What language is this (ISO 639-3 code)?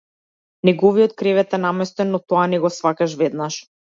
mkd